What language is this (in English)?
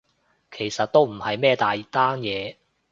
Cantonese